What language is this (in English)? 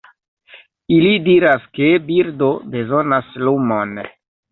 Esperanto